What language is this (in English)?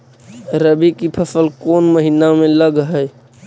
Magahi